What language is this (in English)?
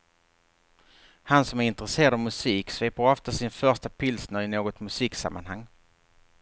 Swedish